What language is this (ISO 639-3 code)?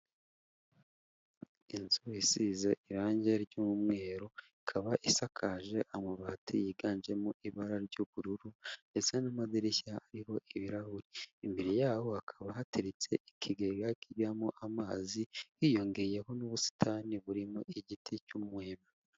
kin